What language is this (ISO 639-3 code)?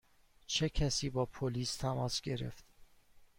fas